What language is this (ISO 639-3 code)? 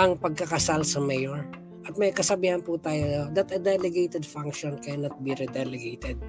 fil